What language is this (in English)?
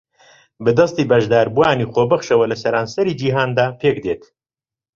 Central Kurdish